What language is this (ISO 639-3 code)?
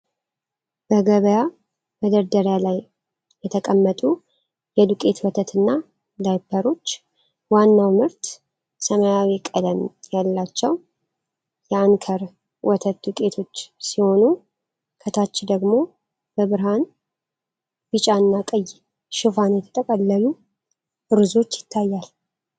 amh